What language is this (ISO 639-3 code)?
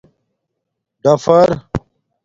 dmk